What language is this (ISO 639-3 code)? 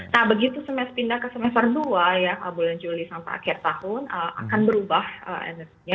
ind